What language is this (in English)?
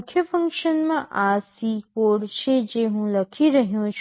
Gujarati